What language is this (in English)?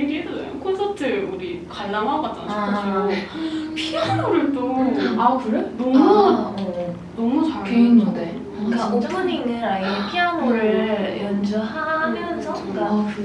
Korean